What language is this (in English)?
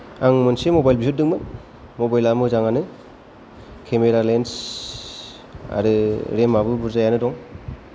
Bodo